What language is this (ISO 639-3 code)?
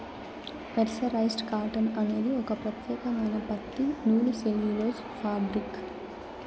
tel